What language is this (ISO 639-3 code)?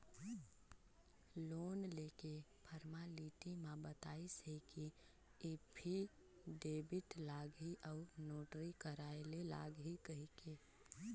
hne